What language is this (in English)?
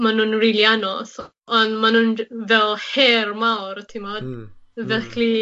Welsh